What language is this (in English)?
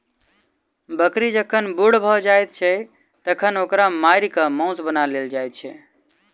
Maithili